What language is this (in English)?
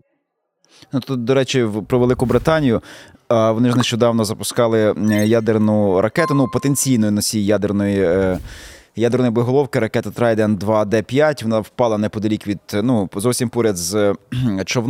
Ukrainian